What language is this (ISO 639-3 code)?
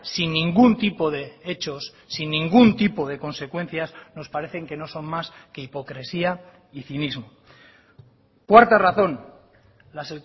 spa